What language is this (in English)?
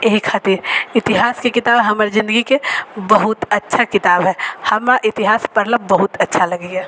Maithili